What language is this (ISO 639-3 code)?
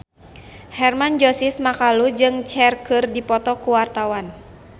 sun